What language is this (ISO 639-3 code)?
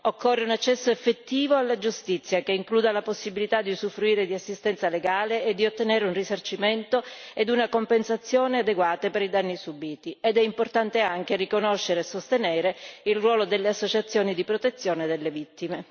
ita